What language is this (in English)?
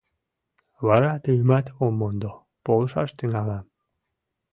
Mari